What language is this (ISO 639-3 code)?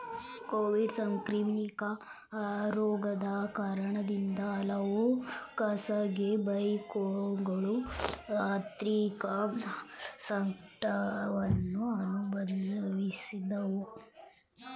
kan